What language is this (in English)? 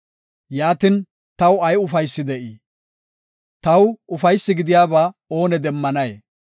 Gofa